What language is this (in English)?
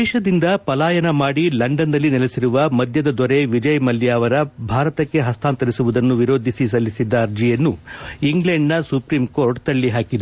Kannada